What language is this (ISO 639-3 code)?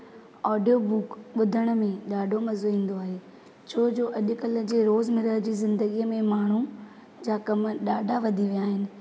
snd